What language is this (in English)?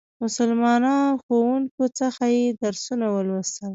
Pashto